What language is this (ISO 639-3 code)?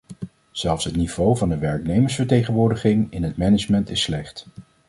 nld